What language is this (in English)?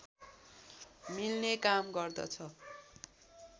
Nepali